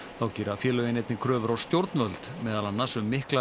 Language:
Icelandic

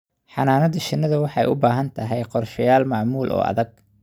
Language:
Somali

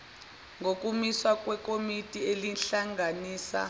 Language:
Zulu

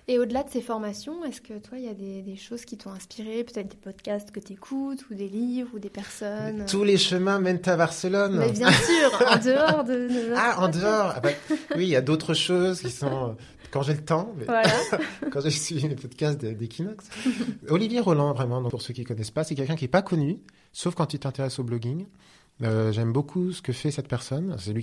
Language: French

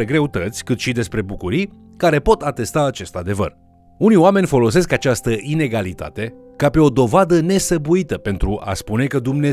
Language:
Romanian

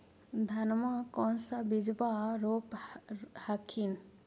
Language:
Magahi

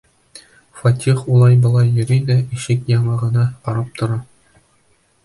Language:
Bashkir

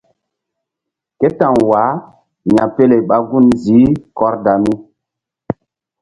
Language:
Mbum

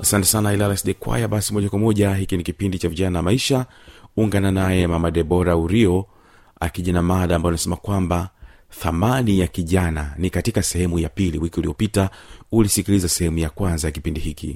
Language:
Swahili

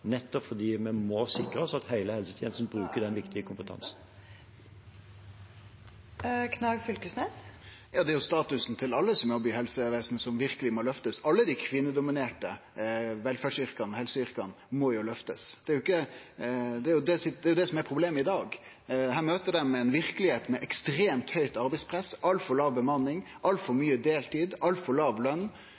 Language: Norwegian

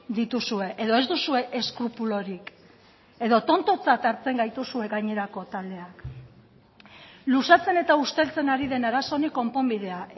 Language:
Basque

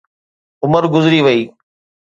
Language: Sindhi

